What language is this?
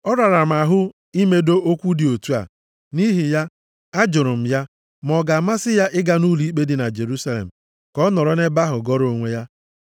Igbo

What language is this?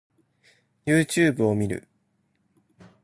Japanese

